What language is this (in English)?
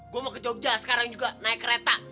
Indonesian